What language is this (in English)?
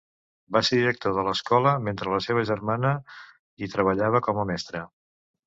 Catalan